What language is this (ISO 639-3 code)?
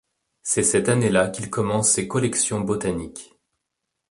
fra